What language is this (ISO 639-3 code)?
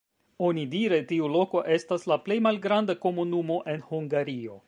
epo